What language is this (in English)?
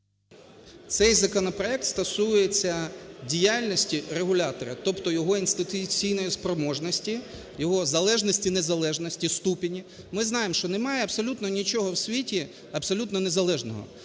Ukrainian